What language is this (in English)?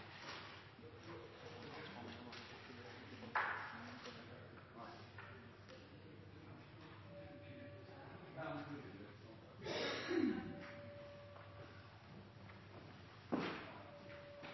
Norwegian Nynorsk